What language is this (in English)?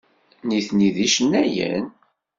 Kabyle